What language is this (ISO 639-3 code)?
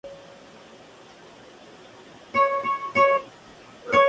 spa